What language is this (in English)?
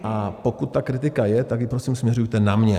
Czech